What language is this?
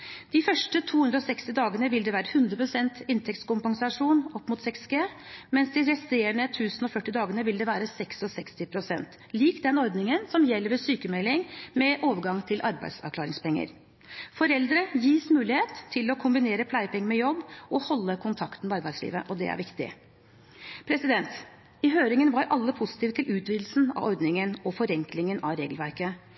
Norwegian Bokmål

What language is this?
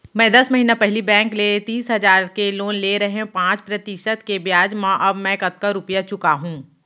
Chhattisgarhi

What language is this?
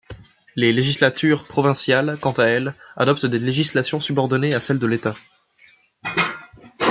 French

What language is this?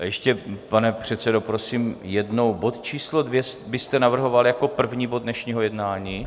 Czech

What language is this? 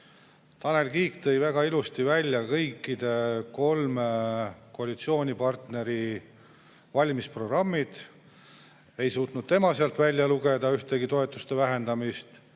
Estonian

